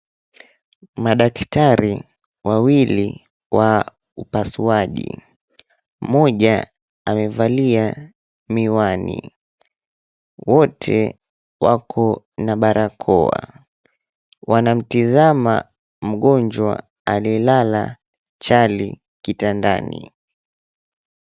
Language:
Swahili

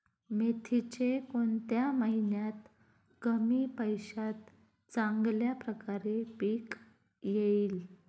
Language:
Marathi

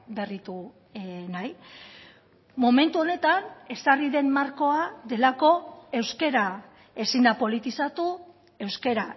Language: Basque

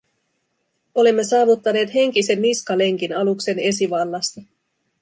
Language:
Finnish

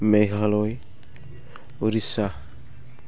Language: Bodo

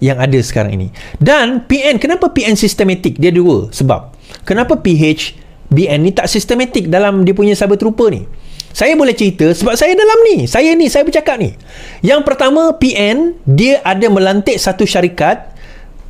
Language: Malay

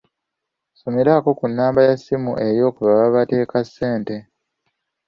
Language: Ganda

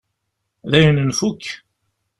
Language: Kabyle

